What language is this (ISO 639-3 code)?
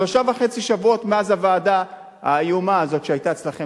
heb